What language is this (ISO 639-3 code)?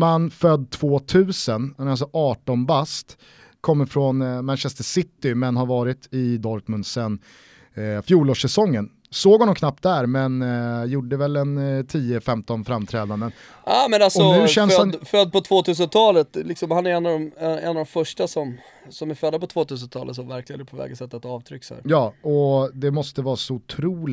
swe